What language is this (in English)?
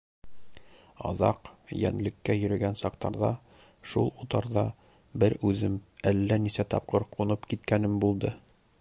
Bashkir